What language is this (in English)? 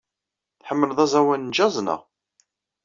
Kabyle